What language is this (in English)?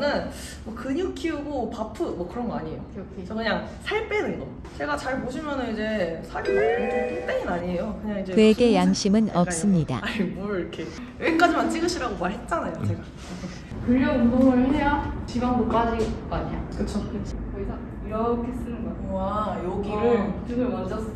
Korean